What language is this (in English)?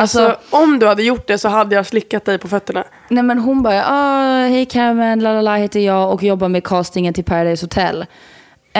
Swedish